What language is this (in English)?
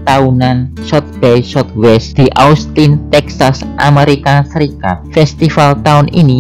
Indonesian